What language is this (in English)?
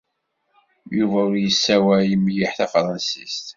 Kabyle